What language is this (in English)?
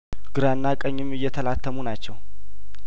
Amharic